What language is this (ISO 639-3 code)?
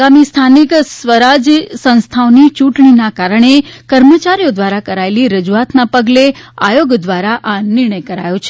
guj